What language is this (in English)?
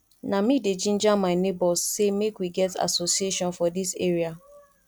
Nigerian Pidgin